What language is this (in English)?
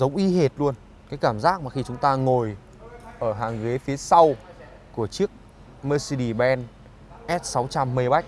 Vietnamese